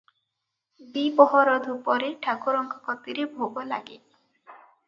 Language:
Odia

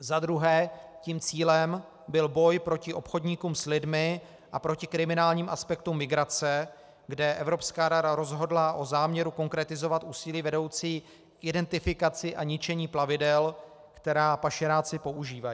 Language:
Czech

